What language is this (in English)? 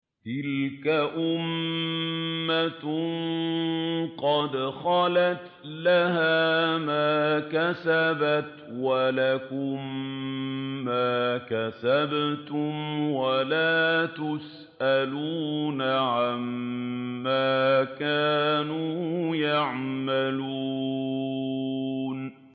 Arabic